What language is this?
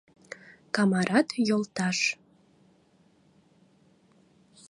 Mari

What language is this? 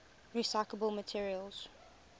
English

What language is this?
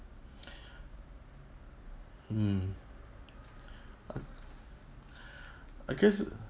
English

